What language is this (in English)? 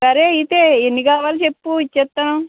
Telugu